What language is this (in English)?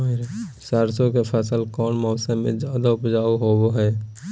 Magahi